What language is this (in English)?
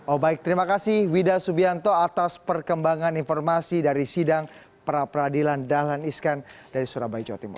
Indonesian